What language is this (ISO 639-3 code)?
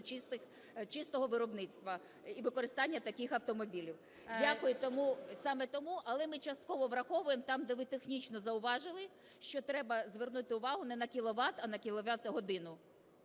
ukr